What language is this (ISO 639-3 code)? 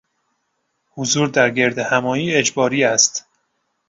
fas